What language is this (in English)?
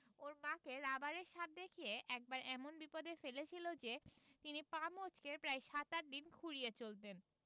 Bangla